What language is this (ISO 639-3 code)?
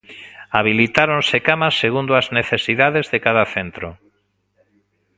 glg